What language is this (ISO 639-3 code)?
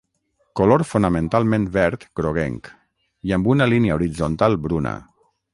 cat